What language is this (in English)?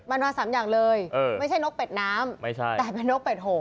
Thai